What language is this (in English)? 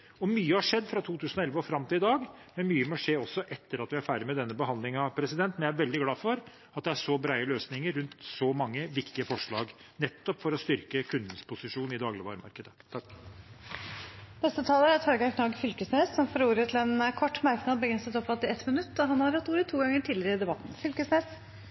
Norwegian